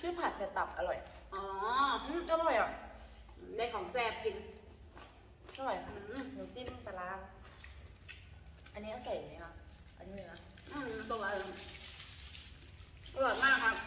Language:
Thai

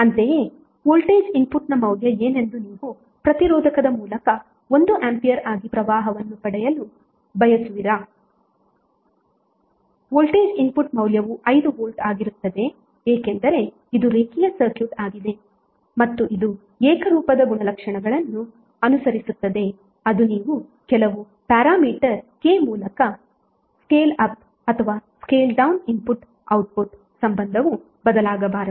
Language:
Kannada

